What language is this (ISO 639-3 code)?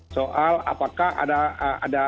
ind